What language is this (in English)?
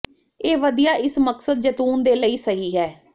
Punjabi